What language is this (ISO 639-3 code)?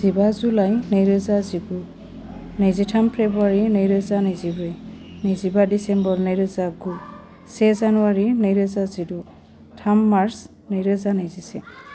brx